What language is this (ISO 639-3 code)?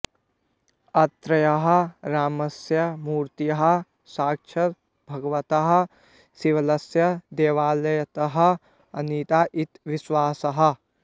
san